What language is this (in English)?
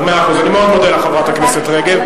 Hebrew